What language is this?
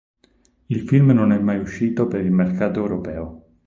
Italian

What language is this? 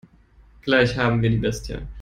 German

